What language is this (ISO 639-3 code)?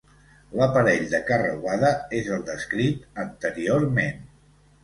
cat